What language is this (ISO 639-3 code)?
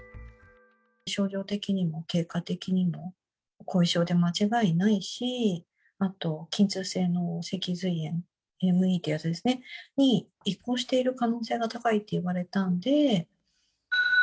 jpn